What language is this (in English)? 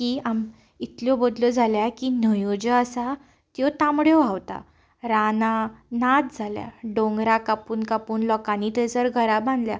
Konkani